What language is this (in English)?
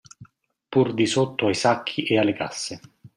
Italian